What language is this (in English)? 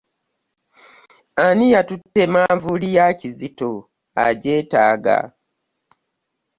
Ganda